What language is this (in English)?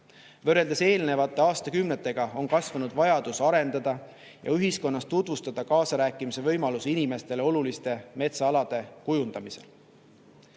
Estonian